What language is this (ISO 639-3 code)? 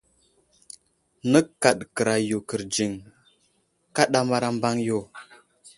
udl